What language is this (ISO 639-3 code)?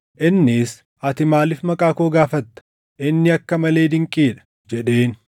orm